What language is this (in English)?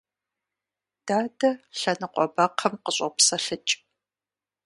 Kabardian